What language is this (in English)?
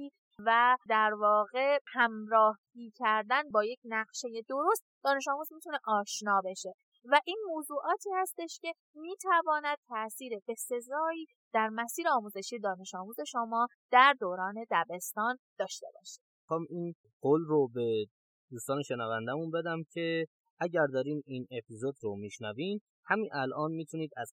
Persian